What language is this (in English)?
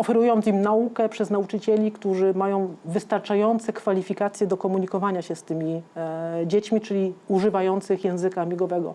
Polish